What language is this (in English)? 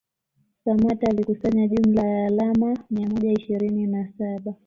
Swahili